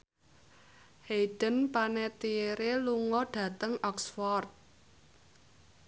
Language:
Javanese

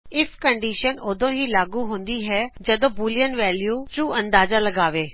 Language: Punjabi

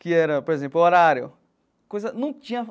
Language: Portuguese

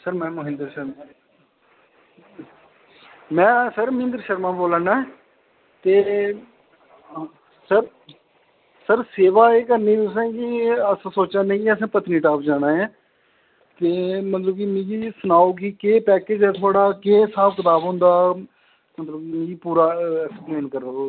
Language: Dogri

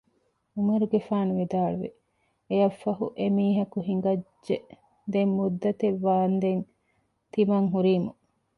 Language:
Divehi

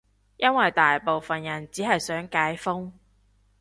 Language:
Cantonese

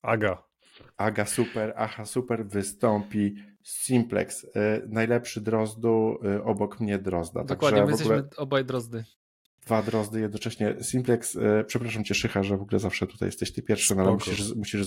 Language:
Polish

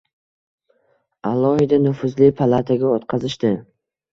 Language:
Uzbek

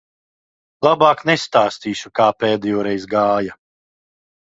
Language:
Latvian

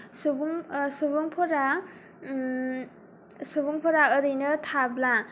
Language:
Bodo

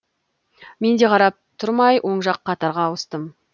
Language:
Kazakh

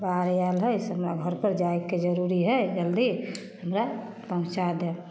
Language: Maithili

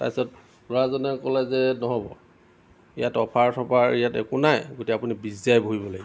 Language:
Assamese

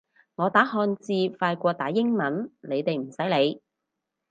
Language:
Cantonese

